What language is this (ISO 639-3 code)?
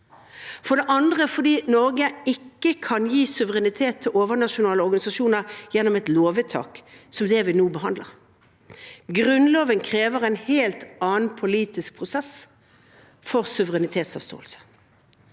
nor